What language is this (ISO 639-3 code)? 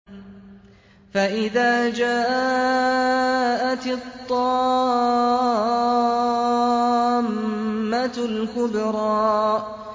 ara